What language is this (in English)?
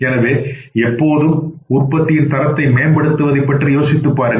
Tamil